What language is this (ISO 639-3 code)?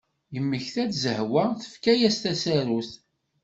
kab